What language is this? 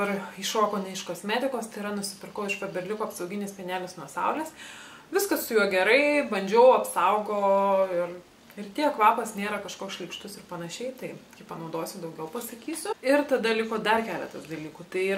Lithuanian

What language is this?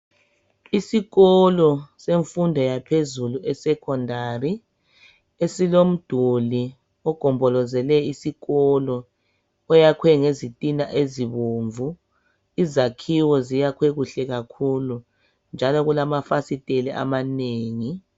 North Ndebele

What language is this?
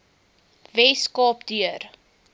Afrikaans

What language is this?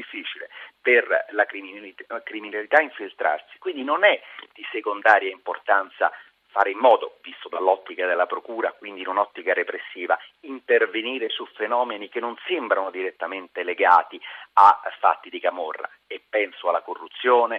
Italian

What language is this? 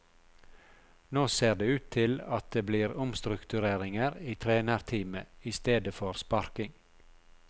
Norwegian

